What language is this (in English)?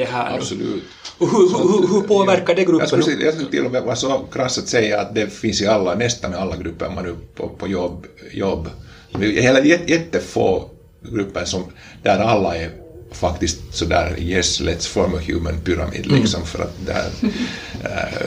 Swedish